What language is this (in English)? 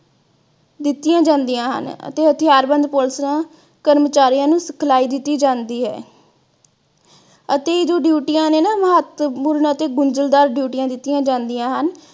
Punjabi